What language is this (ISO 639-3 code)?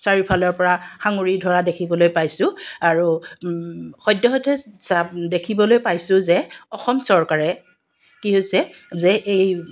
asm